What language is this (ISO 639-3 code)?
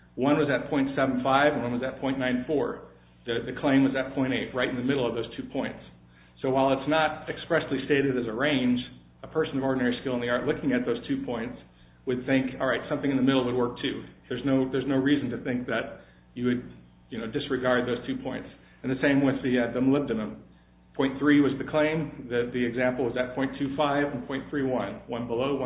eng